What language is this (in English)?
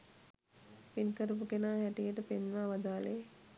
Sinhala